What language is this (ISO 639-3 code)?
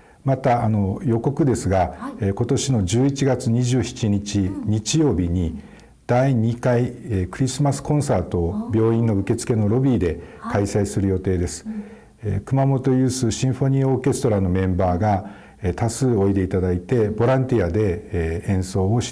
jpn